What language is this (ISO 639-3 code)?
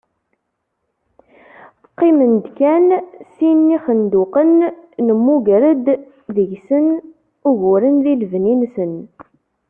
kab